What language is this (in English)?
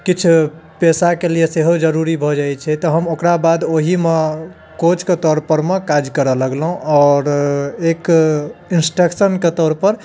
Maithili